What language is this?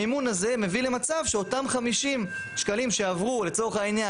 Hebrew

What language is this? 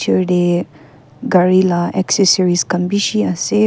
Naga Pidgin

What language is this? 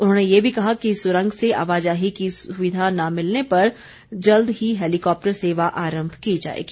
Hindi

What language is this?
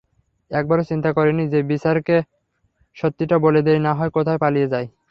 Bangla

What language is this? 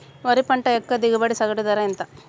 Telugu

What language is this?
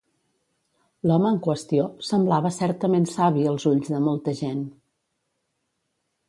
Catalan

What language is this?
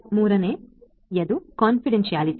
Kannada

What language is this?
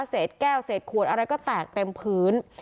Thai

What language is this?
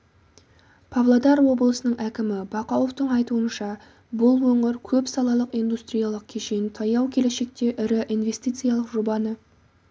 Kazakh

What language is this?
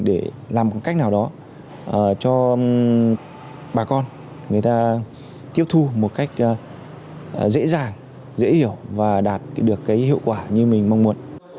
Vietnamese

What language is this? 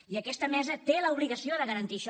Catalan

